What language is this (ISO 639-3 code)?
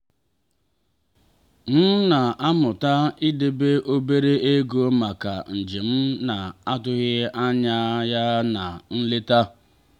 ibo